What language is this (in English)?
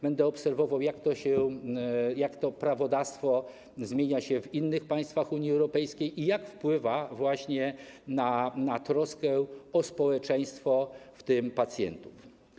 Polish